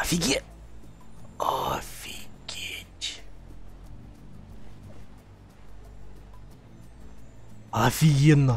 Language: Russian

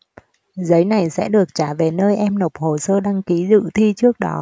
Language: Vietnamese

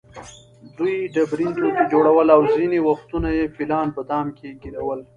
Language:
Pashto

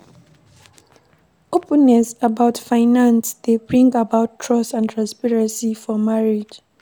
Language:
Nigerian Pidgin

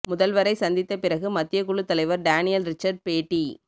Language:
Tamil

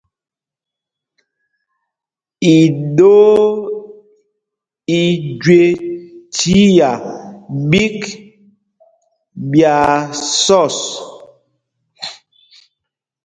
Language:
Mpumpong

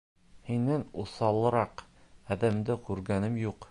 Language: Bashkir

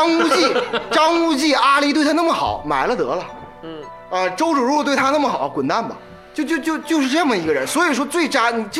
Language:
Chinese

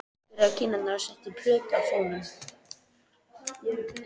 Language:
Icelandic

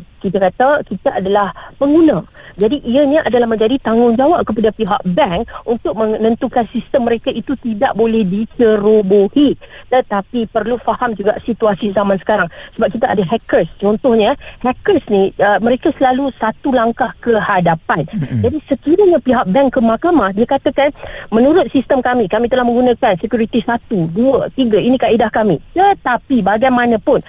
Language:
Malay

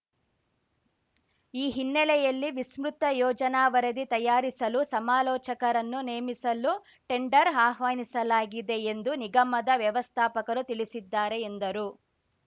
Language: Kannada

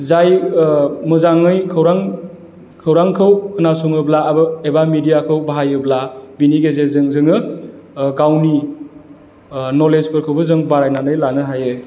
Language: Bodo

